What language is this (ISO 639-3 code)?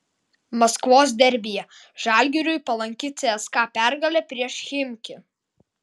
lit